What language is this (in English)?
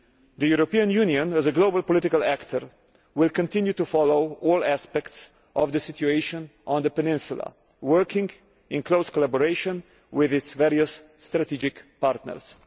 English